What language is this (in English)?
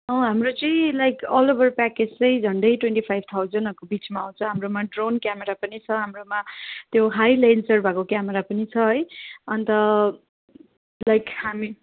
Nepali